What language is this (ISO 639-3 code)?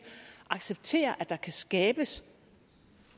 dan